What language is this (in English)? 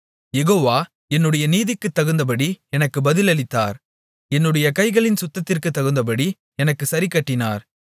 Tamil